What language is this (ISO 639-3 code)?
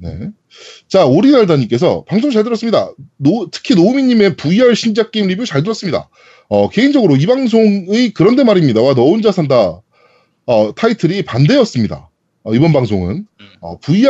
kor